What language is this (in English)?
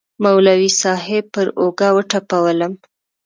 Pashto